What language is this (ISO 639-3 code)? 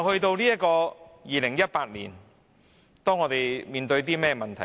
yue